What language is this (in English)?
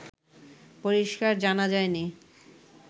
Bangla